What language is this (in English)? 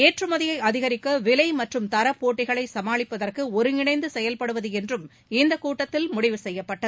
Tamil